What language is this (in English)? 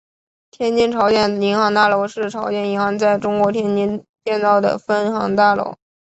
Chinese